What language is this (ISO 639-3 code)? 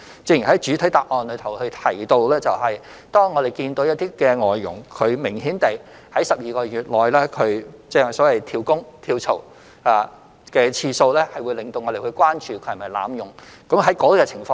yue